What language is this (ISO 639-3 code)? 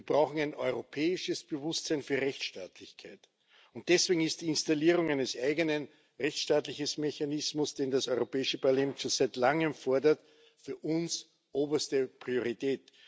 deu